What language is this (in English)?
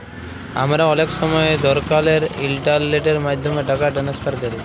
Bangla